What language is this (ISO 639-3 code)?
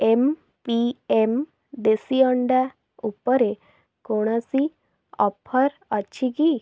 ori